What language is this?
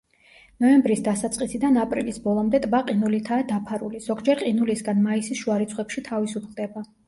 Georgian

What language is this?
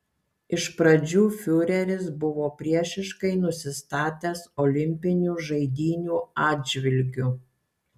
Lithuanian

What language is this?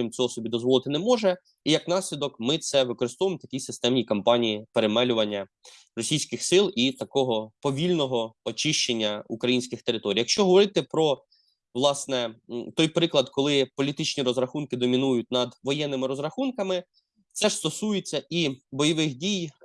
Ukrainian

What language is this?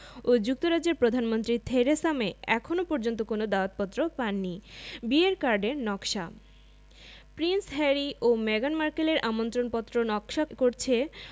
Bangla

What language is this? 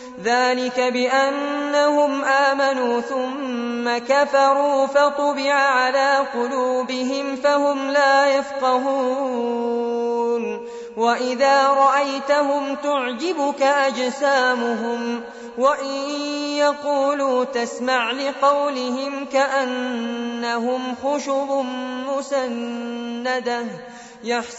Arabic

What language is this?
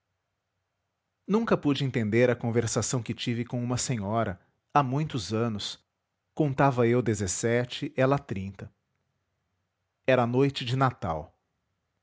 Portuguese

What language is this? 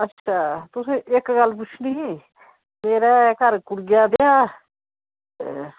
Dogri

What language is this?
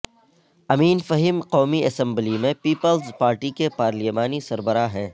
Urdu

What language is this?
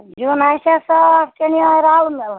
Kashmiri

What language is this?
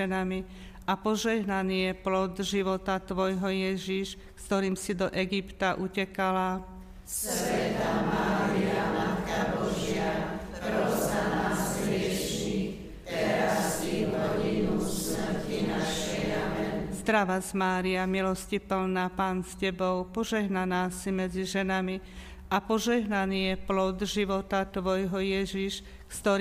Slovak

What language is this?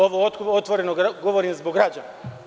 Serbian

